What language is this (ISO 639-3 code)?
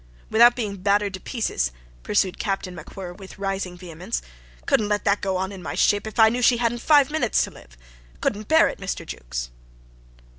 eng